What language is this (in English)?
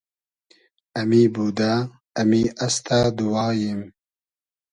Hazaragi